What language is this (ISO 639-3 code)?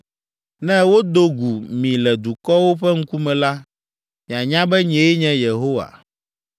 ewe